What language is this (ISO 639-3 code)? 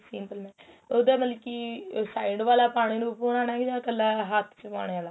pan